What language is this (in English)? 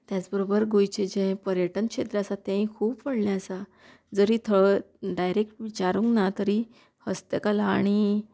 Konkani